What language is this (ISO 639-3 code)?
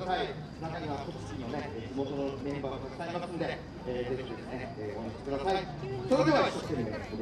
jpn